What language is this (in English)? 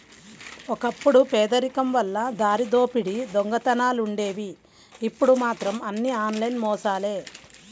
Telugu